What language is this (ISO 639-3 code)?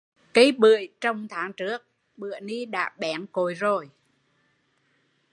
vie